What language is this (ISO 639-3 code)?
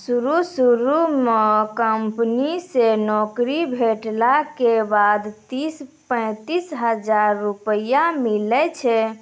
mai